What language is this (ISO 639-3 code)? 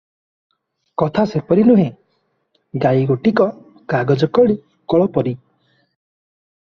ori